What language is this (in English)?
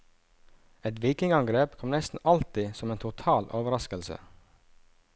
Norwegian